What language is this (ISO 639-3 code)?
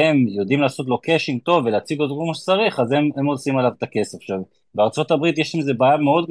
heb